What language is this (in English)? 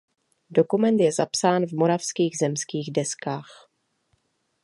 Czech